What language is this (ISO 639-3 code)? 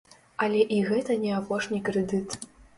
bel